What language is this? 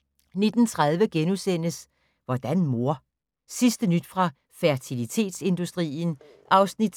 Danish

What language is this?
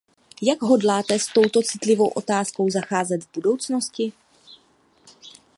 Czech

